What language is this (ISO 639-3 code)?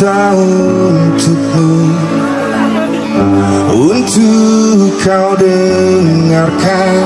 ind